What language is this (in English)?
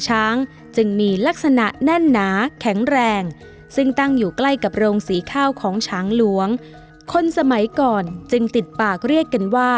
Thai